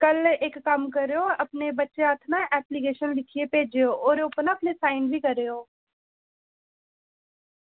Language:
Dogri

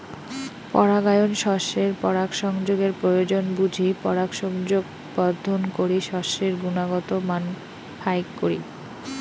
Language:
Bangla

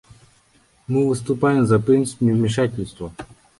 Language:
Russian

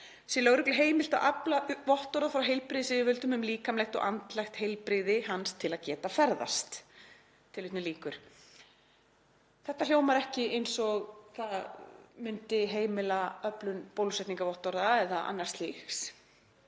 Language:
Icelandic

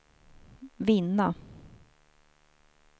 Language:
Swedish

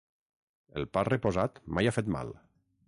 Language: Catalan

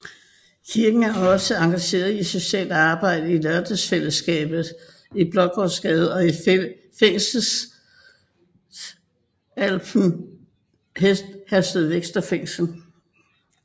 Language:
Danish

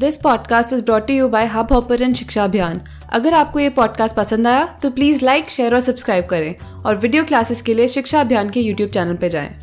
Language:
Hindi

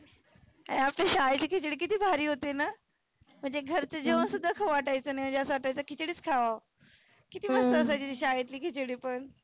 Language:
Marathi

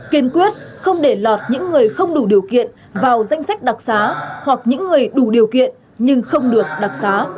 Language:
Vietnamese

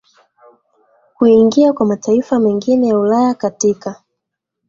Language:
Swahili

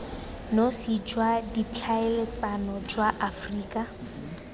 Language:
Tswana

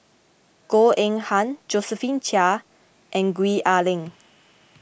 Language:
English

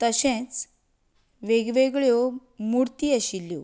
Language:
Konkani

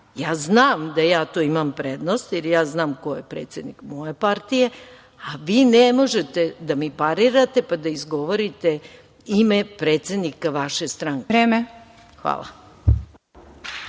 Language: Serbian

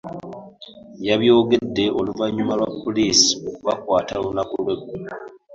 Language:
Ganda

